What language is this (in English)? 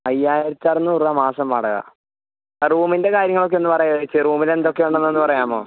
Malayalam